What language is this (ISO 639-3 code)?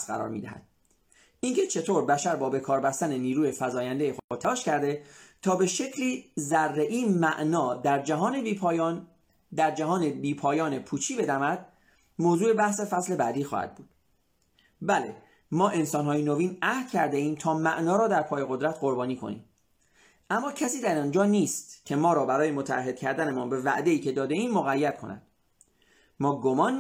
fas